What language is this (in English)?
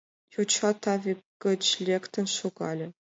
Mari